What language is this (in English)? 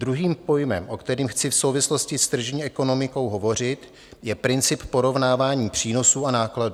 Czech